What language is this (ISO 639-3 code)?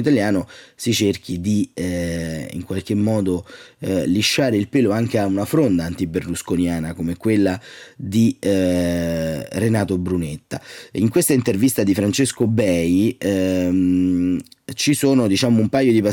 ita